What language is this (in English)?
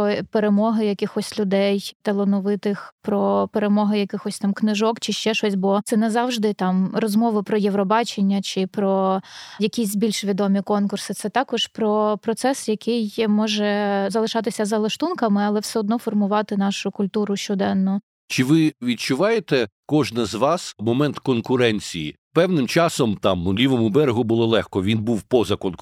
Ukrainian